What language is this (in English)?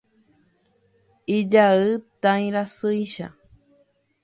Guarani